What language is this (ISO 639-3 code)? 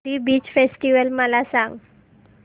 mar